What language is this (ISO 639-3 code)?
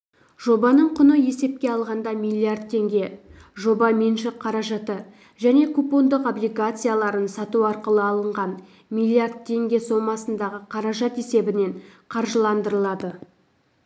kaz